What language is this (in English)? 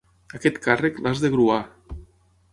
Catalan